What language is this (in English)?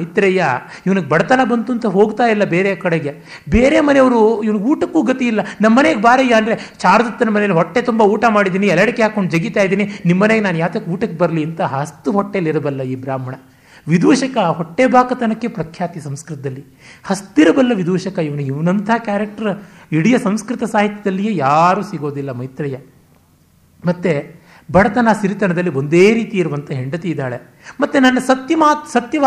Kannada